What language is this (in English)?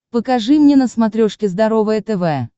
Russian